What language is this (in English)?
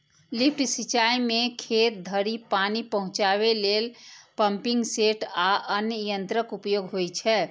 Maithili